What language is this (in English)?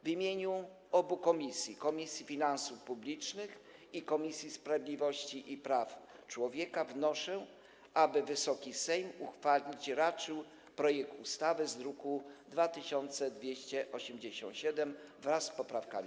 Polish